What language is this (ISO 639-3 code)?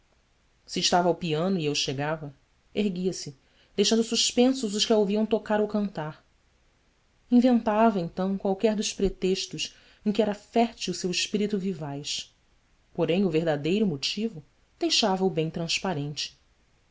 por